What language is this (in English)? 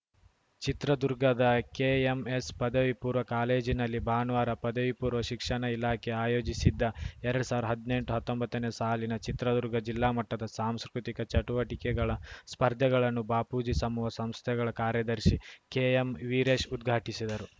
Kannada